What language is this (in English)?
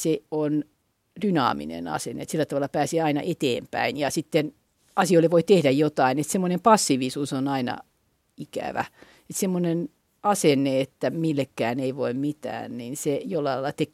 Finnish